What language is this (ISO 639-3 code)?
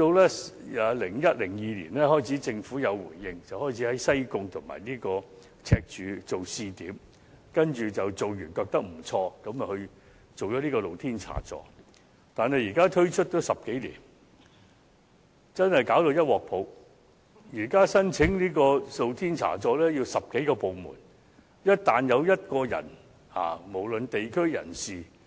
yue